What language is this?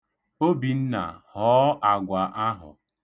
Igbo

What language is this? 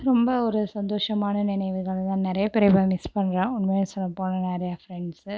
Tamil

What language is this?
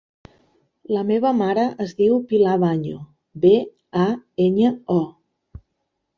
Catalan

